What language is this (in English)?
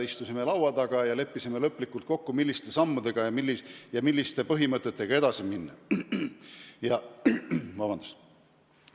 Estonian